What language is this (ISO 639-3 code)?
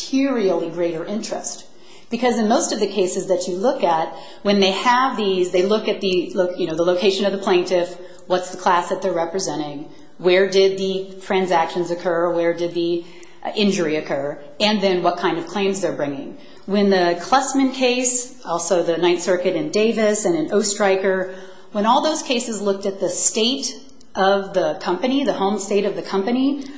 eng